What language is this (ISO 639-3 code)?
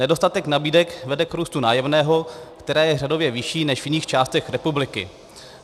ces